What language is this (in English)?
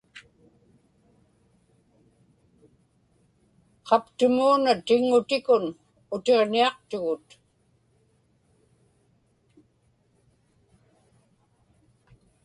Inupiaq